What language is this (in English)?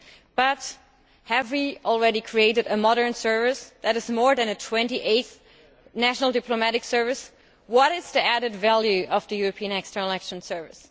English